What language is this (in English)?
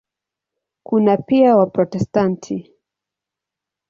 Swahili